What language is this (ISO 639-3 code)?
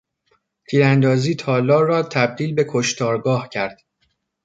fas